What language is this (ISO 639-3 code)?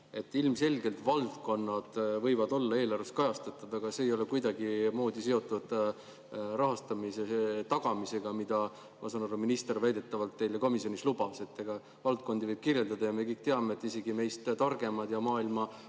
est